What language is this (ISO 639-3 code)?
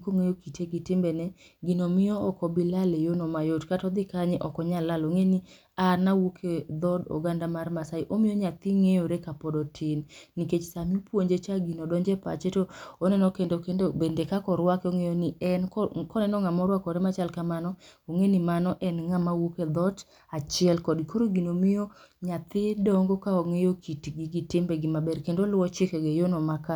luo